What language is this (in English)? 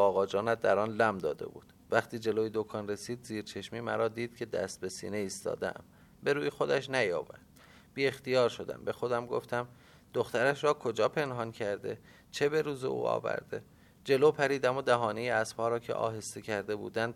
Persian